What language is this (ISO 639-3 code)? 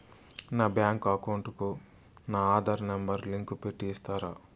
tel